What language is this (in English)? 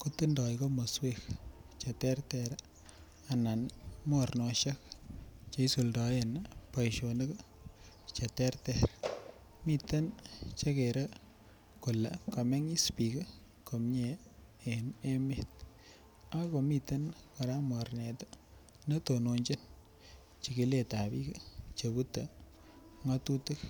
Kalenjin